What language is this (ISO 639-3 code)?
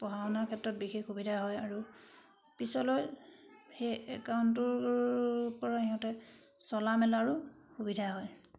asm